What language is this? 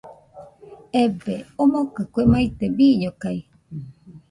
Nüpode Huitoto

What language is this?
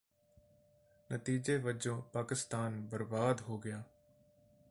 Punjabi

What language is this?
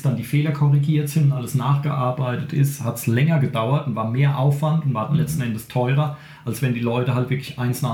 German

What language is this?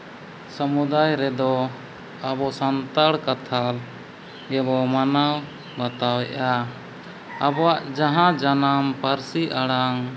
Santali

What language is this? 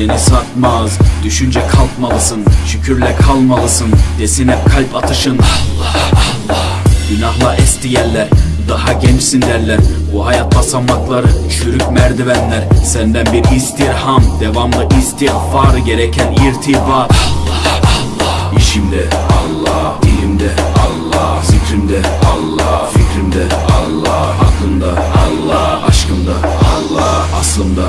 Dutch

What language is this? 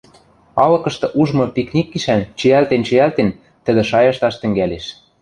Western Mari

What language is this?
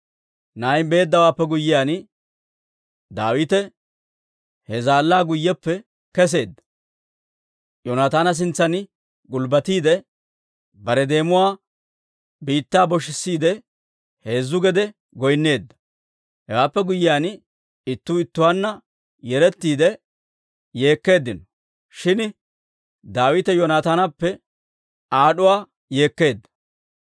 Dawro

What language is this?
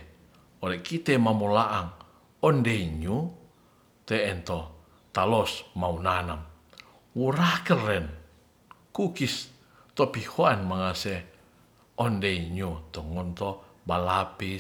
Ratahan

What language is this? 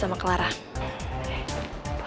Indonesian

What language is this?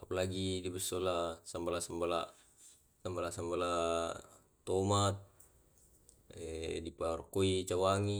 Tae'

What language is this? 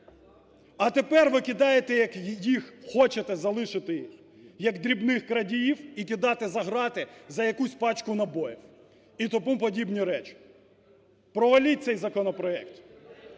Ukrainian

